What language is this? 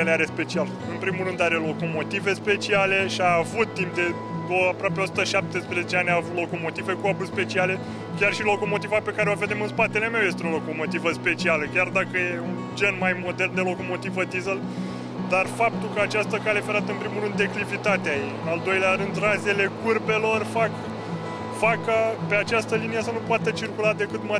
Romanian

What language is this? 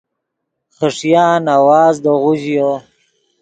Yidgha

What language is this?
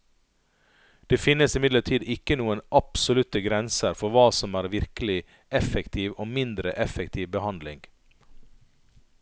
Norwegian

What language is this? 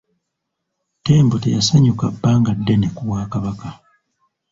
Ganda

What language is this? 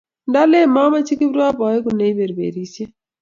Kalenjin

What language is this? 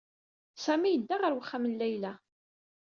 Kabyle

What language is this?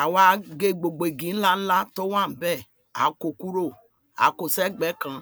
Yoruba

